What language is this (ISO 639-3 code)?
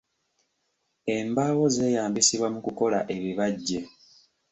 lug